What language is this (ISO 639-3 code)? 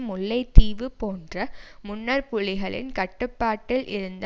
tam